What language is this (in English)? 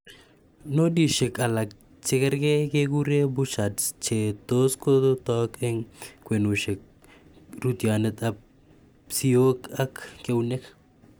Kalenjin